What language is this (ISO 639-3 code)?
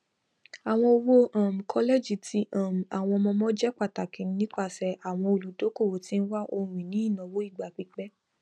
yor